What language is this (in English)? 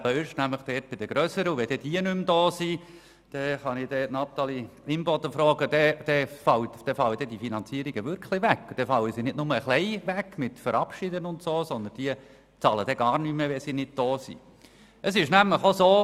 Swiss German